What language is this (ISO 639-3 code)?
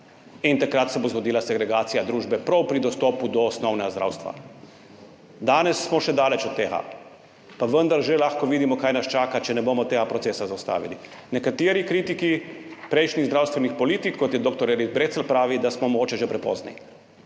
slv